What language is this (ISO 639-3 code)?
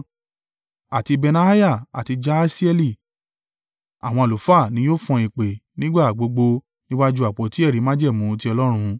yor